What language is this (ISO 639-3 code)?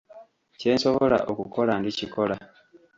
lug